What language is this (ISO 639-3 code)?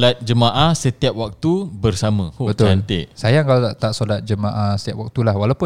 msa